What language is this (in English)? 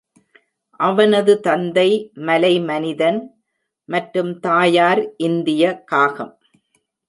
Tamil